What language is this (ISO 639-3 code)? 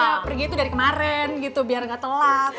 ind